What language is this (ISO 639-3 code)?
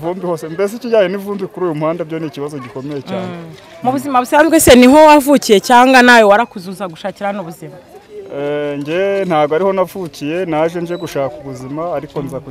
ron